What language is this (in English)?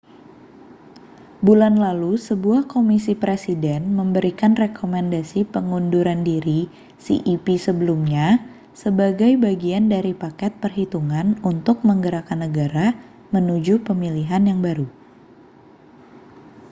Indonesian